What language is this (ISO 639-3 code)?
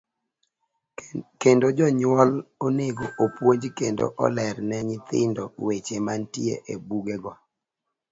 luo